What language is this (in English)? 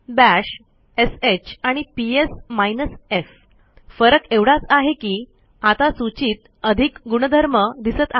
Marathi